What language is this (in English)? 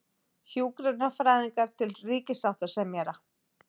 Icelandic